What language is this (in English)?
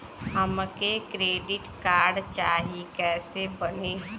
Bhojpuri